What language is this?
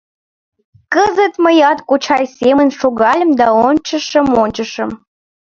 Mari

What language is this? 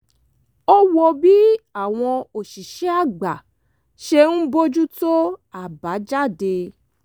Yoruba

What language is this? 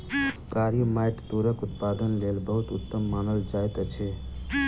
Maithili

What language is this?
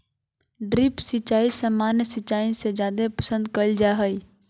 Magahi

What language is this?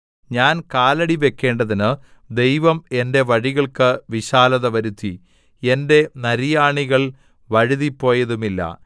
Malayalam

